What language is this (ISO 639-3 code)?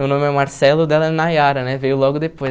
por